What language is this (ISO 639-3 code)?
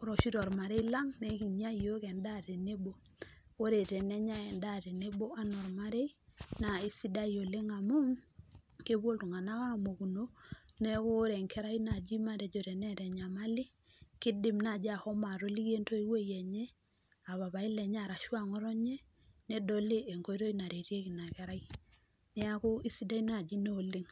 mas